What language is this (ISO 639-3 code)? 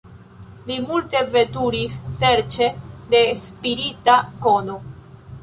epo